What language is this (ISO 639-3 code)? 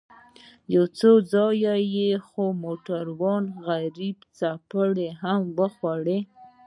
pus